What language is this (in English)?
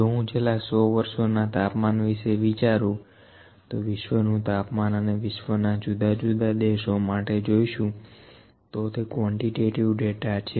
Gujarati